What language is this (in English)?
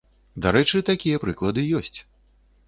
Belarusian